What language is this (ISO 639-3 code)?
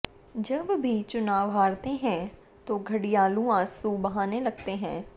hin